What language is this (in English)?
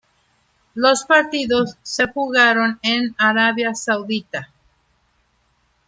Spanish